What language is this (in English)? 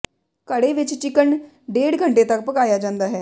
Punjabi